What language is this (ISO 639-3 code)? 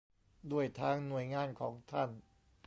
tha